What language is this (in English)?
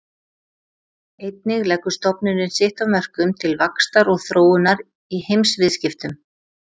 Icelandic